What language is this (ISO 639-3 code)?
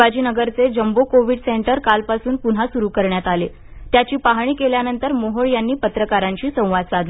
mar